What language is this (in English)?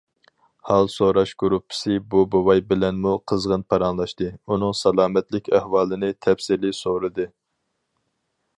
Uyghur